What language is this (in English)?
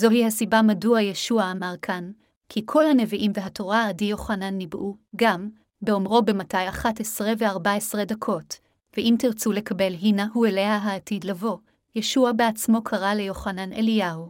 Hebrew